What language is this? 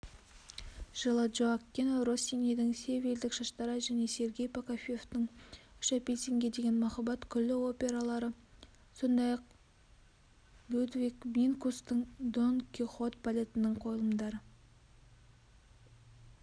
Kazakh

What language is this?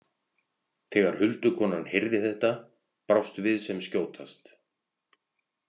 Icelandic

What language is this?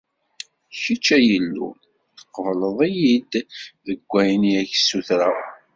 Kabyle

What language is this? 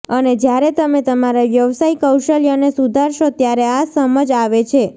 Gujarati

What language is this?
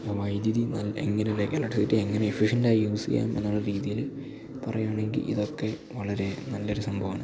Malayalam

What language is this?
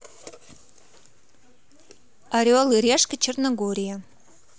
Russian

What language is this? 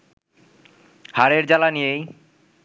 Bangla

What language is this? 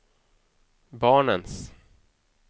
Swedish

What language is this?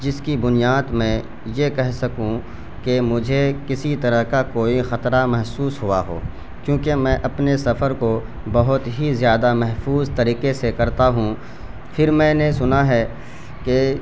Urdu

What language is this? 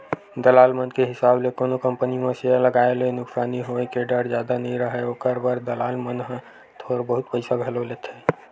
Chhattisgarhi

